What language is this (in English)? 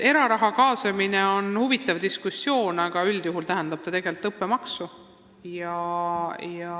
Estonian